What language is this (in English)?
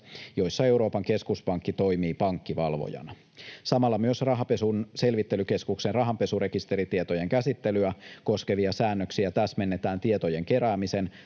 Finnish